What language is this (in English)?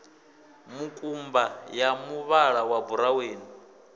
Venda